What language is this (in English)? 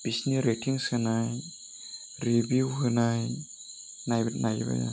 Bodo